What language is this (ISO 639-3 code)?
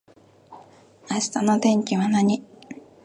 jpn